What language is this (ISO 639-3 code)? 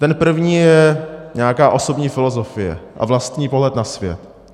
ces